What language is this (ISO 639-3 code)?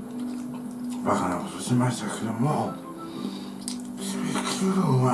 jpn